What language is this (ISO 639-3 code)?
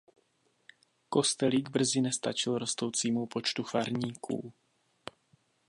ces